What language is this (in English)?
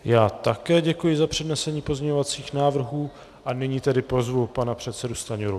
Czech